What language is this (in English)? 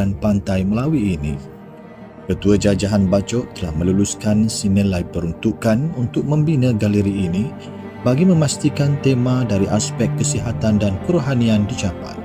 Malay